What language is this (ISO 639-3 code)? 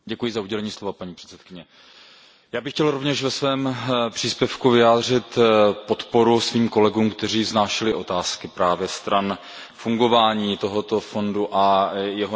ces